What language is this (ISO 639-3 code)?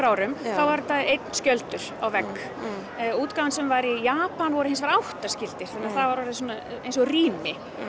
isl